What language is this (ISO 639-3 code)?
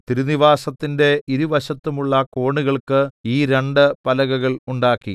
mal